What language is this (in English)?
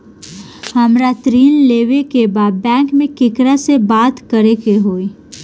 Bhojpuri